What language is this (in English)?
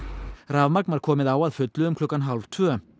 Icelandic